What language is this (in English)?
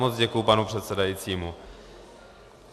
Czech